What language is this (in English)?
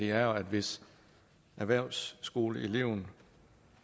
Danish